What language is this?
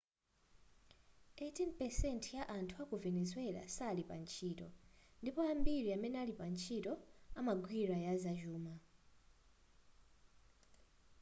Nyanja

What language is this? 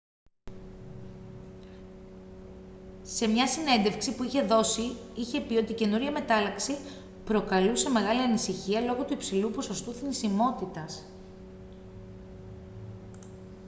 Greek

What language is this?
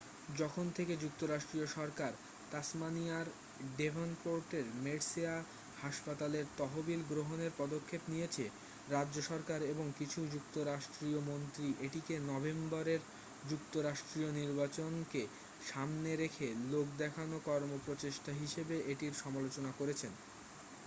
Bangla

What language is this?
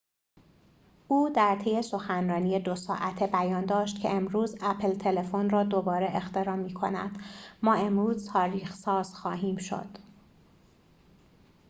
Persian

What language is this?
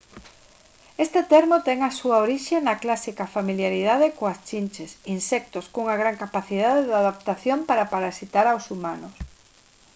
Galician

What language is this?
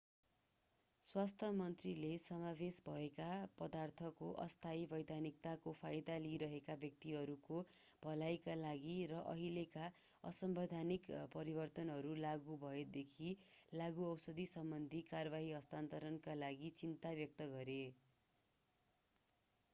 Nepali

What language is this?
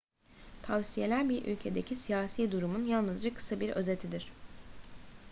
Turkish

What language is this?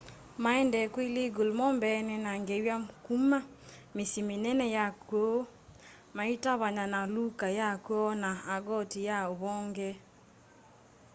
Kamba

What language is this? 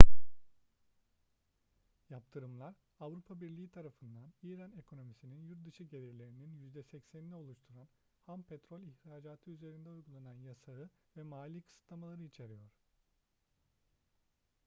Turkish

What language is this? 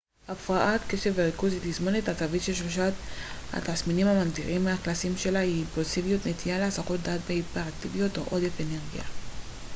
Hebrew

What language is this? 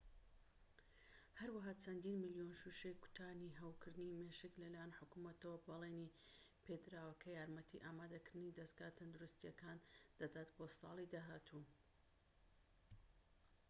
Central Kurdish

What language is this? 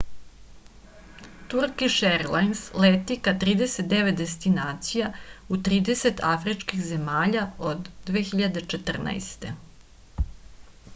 Serbian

